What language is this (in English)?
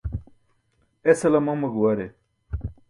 Burushaski